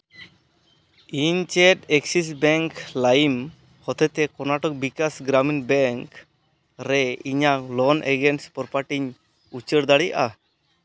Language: Santali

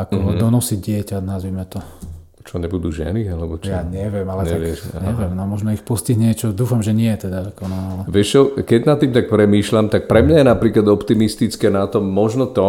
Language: Slovak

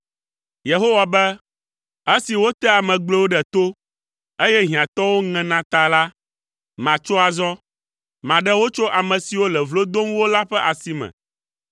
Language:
Ewe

